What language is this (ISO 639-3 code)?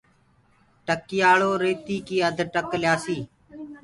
ggg